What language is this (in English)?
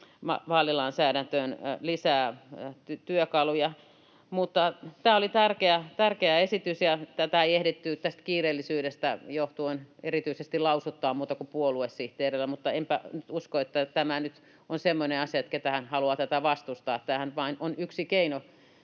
Finnish